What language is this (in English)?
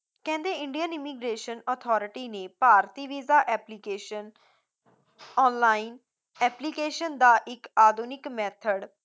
Punjabi